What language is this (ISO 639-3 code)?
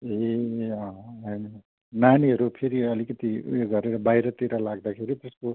nep